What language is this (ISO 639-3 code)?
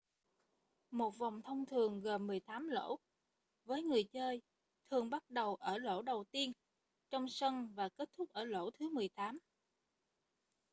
vie